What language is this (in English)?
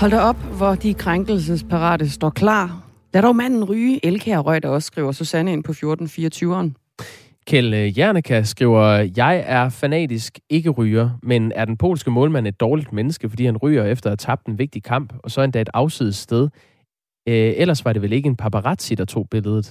Danish